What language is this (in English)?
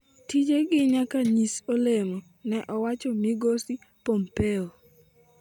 Luo (Kenya and Tanzania)